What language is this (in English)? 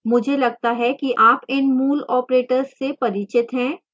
Hindi